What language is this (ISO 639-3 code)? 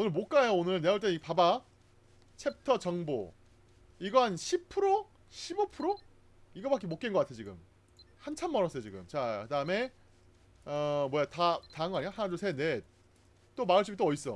kor